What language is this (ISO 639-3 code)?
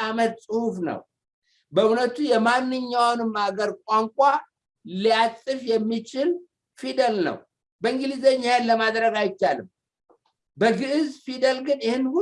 amh